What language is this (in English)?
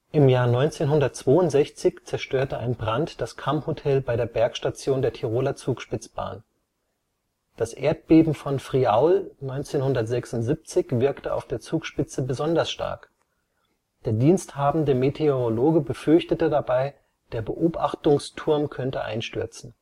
German